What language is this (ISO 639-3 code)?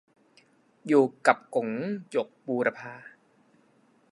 tha